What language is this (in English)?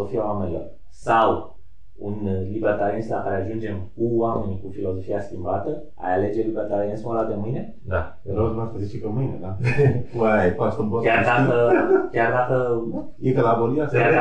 Romanian